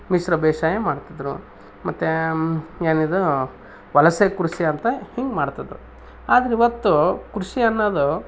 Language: Kannada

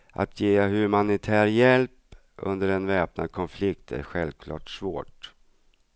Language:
Swedish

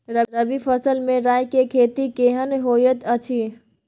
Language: Maithili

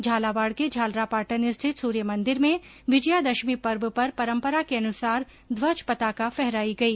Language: Hindi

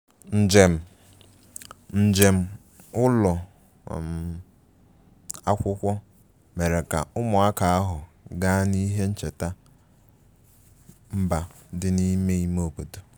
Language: Igbo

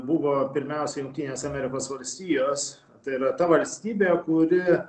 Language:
Lithuanian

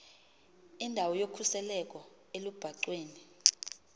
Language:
Xhosa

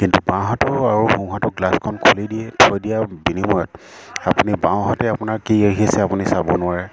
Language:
Assamese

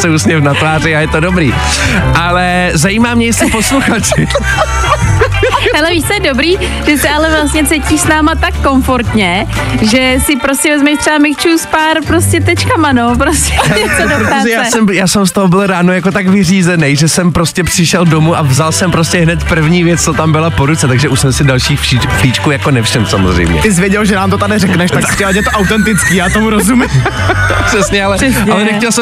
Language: Czech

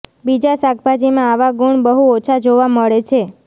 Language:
Gujarati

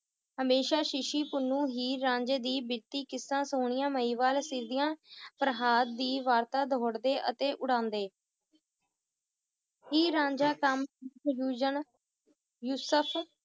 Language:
Punjabi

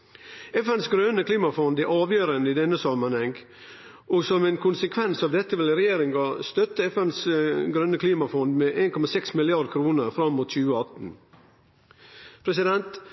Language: Norwegian Nynorsk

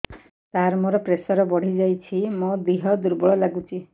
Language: Odia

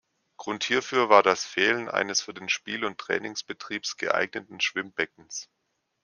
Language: German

